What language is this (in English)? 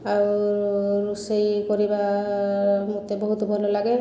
Odia